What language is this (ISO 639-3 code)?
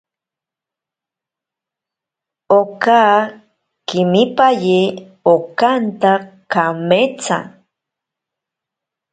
prq